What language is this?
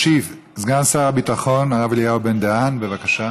Hebrew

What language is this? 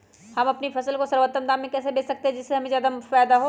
Magahi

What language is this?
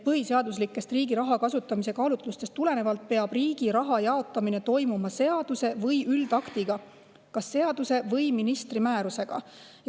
Estonian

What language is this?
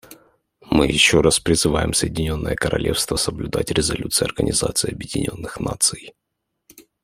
Russian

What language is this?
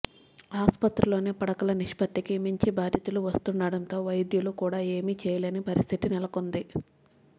Telugu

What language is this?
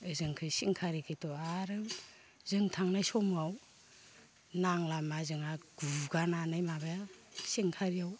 Bodo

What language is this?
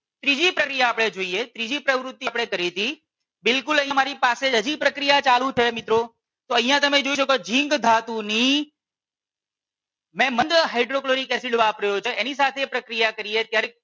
Gujarati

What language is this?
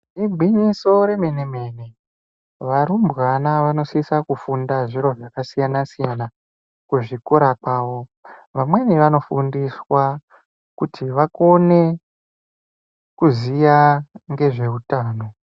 Ndau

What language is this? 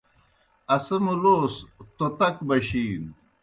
Kohistani Shina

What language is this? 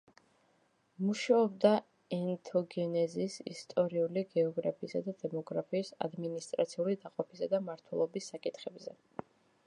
Georgian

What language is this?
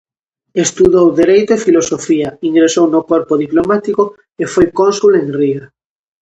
Galician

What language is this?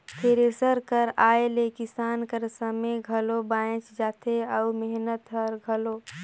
Chhattisgarhi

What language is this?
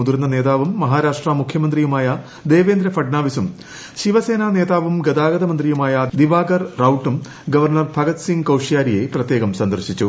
Malayalam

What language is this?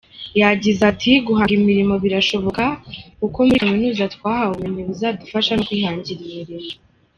Kinyarwanda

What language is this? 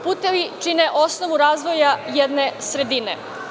Serbian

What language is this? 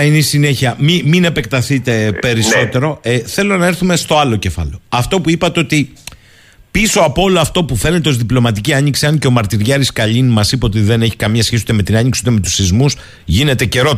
Greek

